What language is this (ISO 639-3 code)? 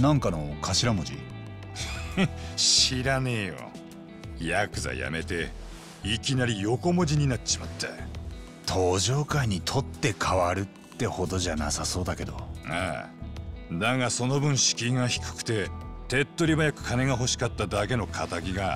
jpn